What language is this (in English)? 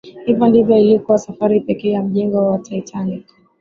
Swahili